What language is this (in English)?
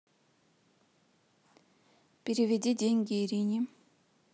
Russian